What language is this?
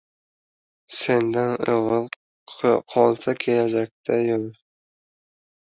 Uzbek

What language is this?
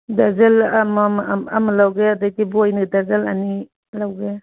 Manipuri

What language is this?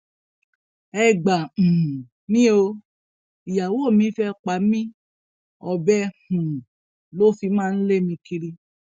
Yoruba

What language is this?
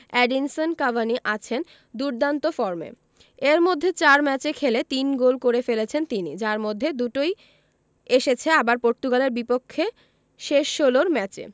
Bangla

